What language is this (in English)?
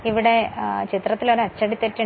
Malayalam